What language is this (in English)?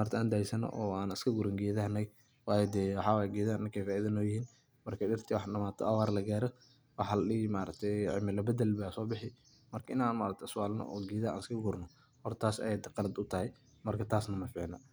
Somali